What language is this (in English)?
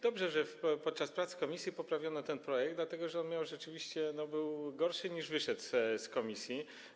Polish